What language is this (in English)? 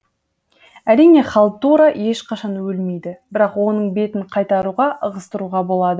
Kazakh